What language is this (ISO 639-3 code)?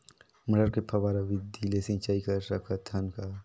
hne